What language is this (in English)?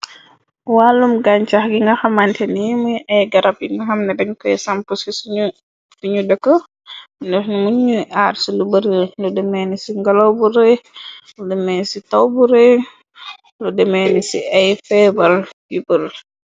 Wolof